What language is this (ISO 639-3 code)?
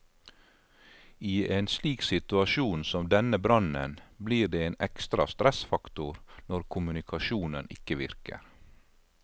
nor